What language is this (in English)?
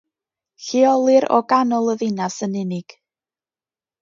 Welsh